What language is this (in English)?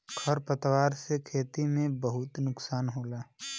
Bhojpuri